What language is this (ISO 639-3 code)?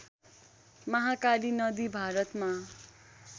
nep